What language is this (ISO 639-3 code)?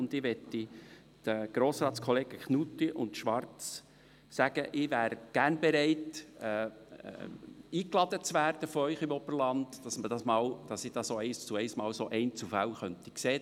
gsw